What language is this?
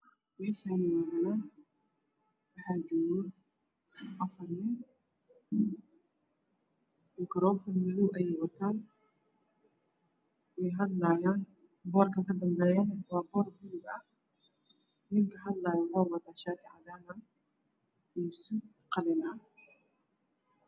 Somali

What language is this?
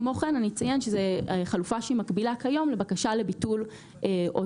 Hebrew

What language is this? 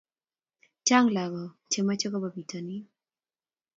Kalenjin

